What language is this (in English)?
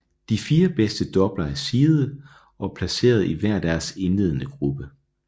Danish